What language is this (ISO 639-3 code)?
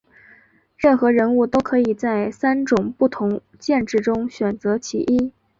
zho